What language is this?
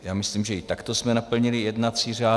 Czech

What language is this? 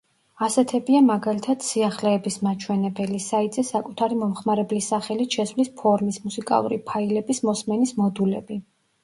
Georgian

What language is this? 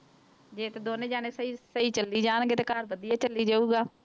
Punjabi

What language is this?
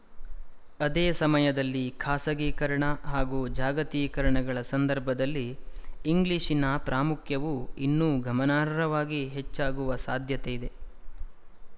Kannada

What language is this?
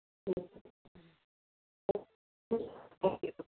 Nepali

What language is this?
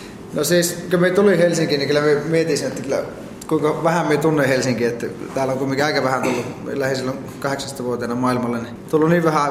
Finnish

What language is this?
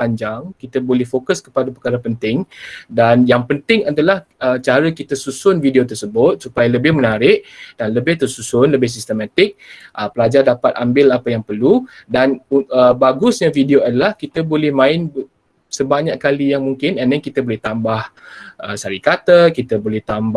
Malay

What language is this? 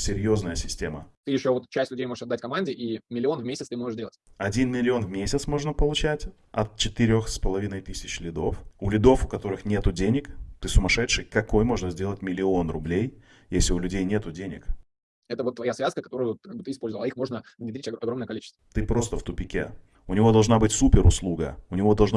Russian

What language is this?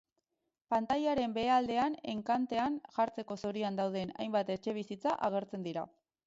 Basque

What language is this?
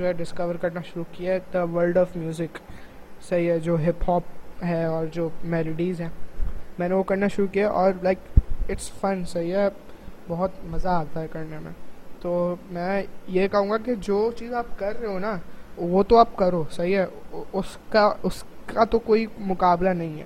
Urdu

